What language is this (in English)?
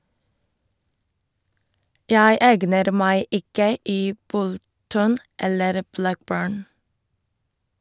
Norwegian